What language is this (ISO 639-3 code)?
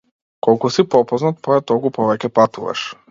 mkd